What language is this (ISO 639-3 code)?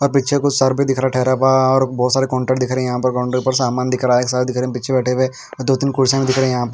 hin